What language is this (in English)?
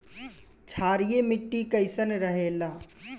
Bhojpuri